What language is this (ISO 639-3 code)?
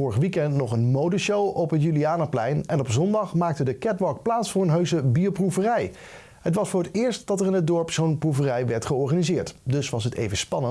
nld